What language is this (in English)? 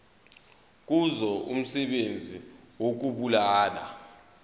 Zulu